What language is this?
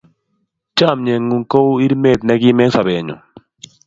Kalenjin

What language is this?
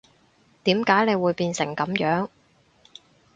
Cantonese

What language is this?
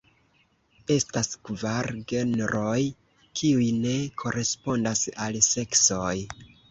Esperanto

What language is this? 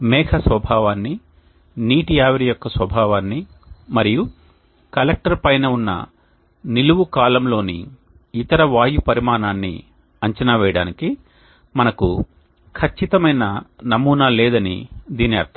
Telugu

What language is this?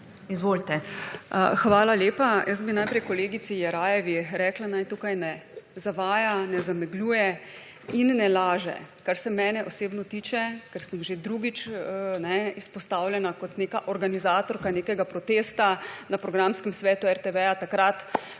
Slovenian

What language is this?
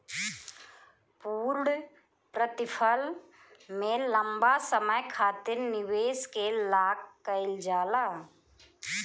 Bhojpuri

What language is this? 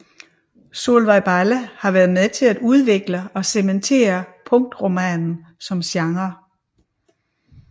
Danish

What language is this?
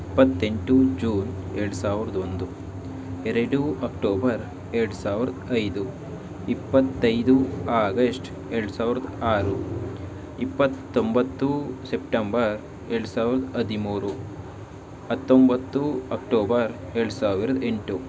Kannada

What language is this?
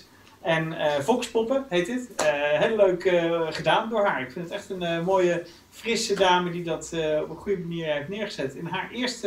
Dutch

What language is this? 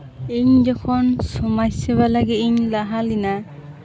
Santali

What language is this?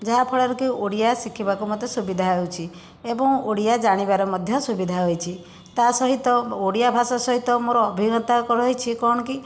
Odia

